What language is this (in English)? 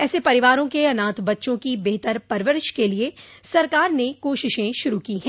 Hindi